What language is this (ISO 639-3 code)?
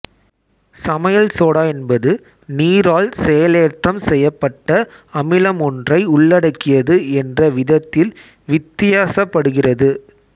tam